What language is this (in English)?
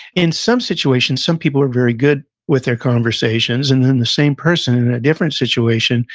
English